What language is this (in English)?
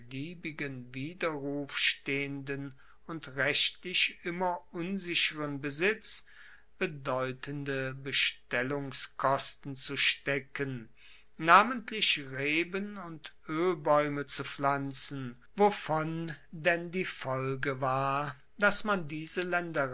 German